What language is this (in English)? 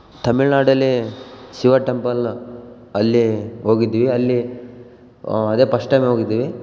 Kannada